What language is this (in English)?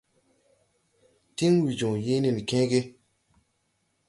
Tupuri